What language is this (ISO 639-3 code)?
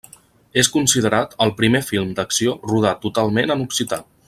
cat